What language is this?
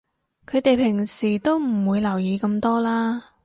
Cantonese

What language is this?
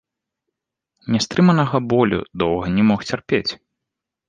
Belarusian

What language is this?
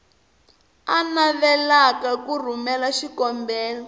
Tsonga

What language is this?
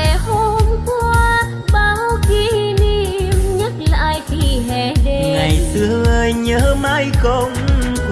Vietnamese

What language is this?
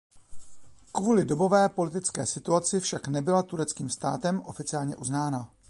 Czech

